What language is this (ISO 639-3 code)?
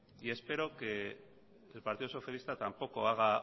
spa